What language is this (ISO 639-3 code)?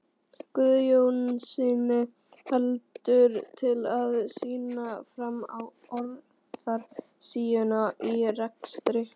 isl